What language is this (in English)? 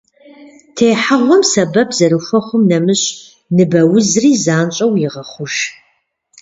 Kabardian